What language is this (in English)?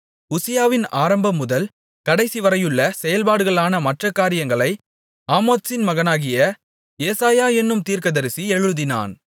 Tamil